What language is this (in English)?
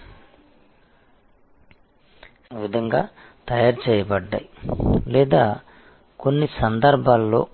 Telugu